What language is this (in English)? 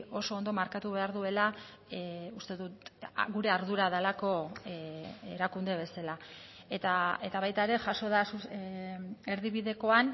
Basque